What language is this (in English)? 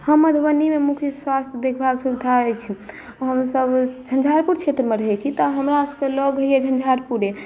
Maithili